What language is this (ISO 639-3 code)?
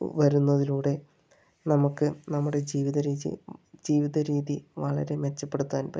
mal